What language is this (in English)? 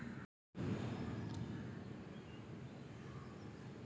Marathi